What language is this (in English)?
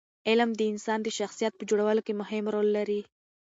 Pashto